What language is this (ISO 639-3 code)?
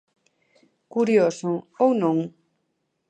glg